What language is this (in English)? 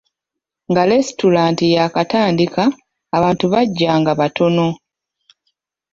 Ganda